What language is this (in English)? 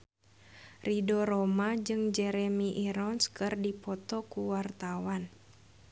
Sundanese